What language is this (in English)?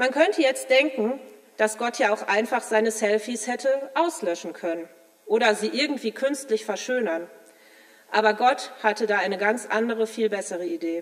German